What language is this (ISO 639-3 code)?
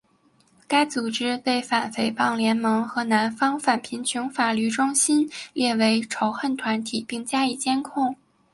zho